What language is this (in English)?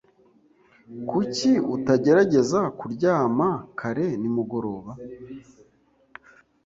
Kinyarwanda